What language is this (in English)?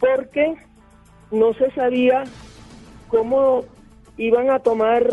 Spanish